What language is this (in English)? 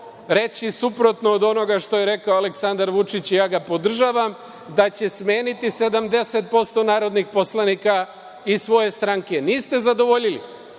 Serbian